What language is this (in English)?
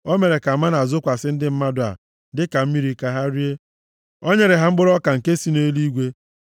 Igbo